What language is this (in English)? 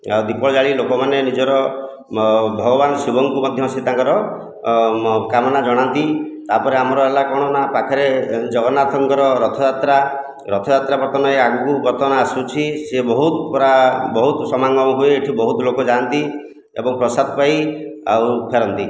Odia